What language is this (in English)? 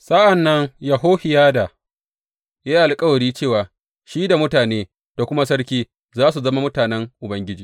Hausa